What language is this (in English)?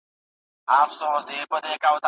Pashto